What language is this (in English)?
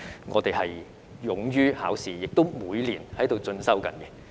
Cantonese